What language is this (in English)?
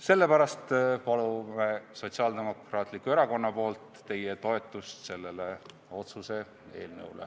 Estonian